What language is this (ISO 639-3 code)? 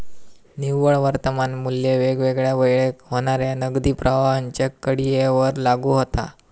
mar